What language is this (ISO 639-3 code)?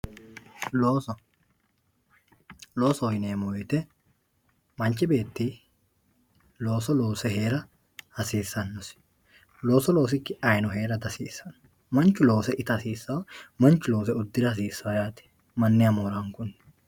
sid